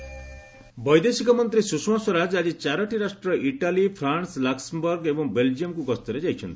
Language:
Odia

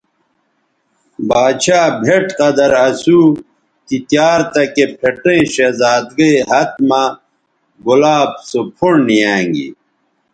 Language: Bateri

